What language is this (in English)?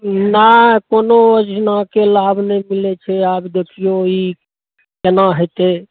Maithili